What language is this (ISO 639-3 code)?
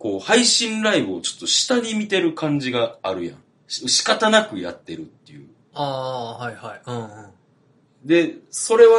jpn